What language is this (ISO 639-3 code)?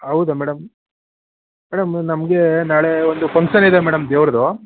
kan